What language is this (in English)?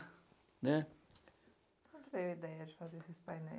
Portuguese